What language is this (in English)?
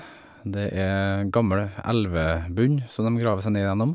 Norwegian